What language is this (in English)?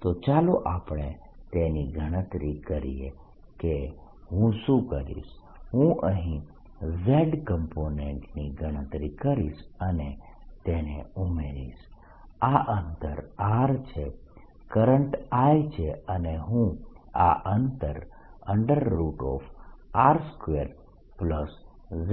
Gujarati